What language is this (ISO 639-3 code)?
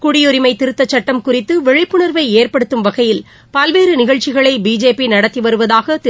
tam